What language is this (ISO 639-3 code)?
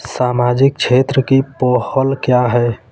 hin